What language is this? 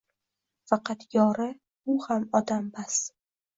Uzbek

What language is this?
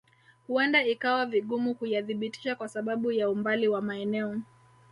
Swahili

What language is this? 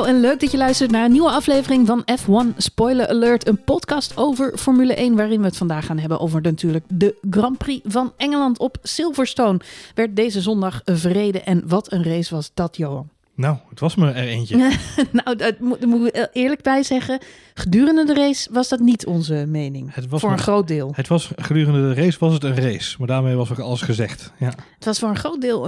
Dutch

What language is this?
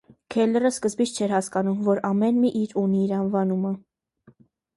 Armenian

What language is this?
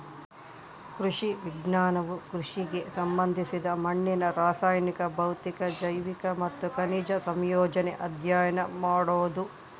Kannada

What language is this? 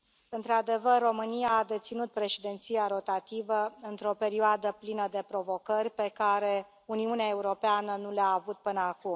Romanian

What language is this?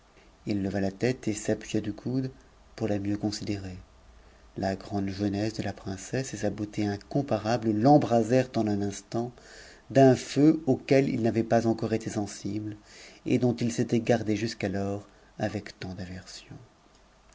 French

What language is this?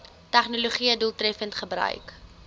Afrikaans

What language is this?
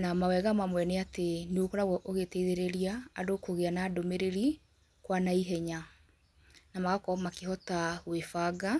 Kikuyu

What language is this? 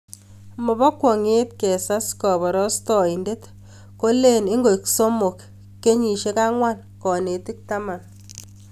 Kalenjin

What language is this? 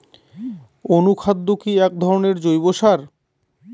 Bangla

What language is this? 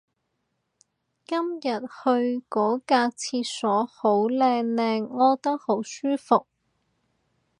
Cantonese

